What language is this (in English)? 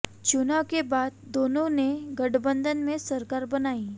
Hindi